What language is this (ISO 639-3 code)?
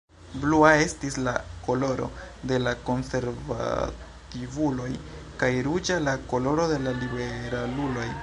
epo